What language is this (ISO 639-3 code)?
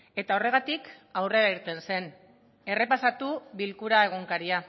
eus